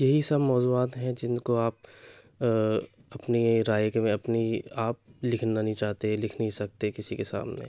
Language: Urdu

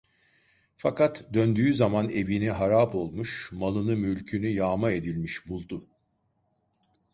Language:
Turkish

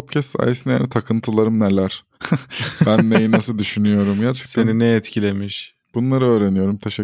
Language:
Turkish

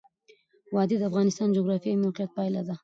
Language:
Pashto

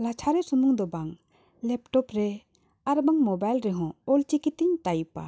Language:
Santali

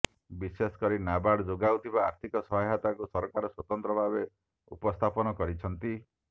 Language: Odia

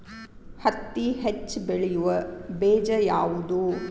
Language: Kannada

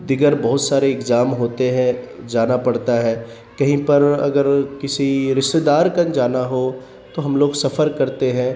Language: Urdu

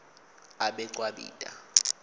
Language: Swati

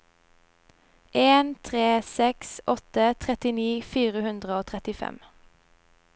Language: Norwegian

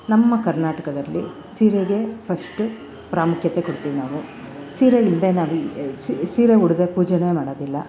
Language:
Kannada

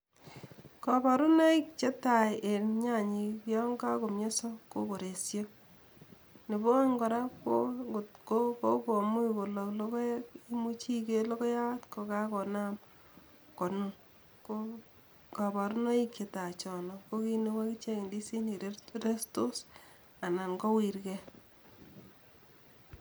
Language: Kalenjin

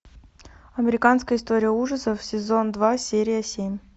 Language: Russian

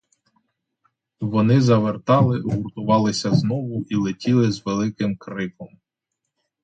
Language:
Ukrainian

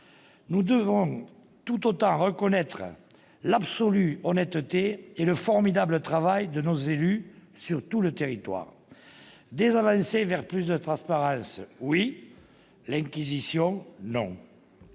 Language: French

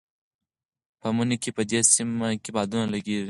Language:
Pashto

